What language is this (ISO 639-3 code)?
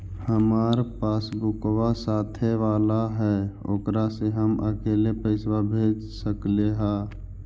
mag